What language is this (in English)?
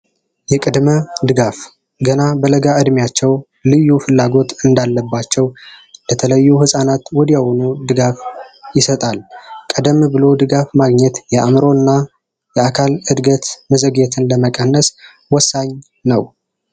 Amharic